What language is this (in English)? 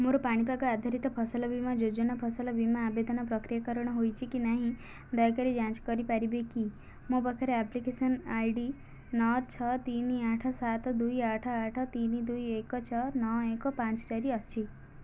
Odia